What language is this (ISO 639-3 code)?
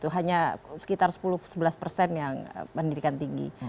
ind